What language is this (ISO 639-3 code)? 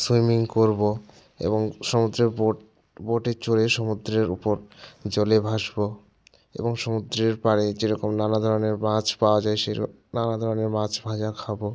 ben